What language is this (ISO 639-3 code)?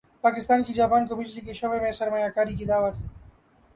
urd